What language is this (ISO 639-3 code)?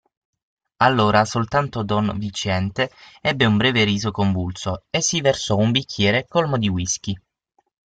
ita